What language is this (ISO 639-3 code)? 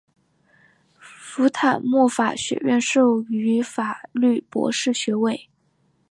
zho